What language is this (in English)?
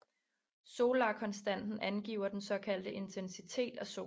Danish